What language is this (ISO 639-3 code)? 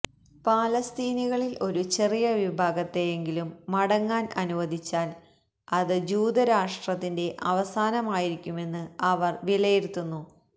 mal